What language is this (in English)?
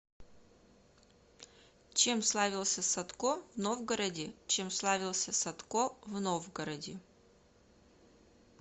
Russian